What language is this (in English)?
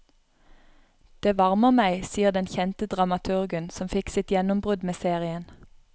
Norwegian